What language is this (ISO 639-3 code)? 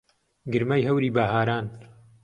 ckb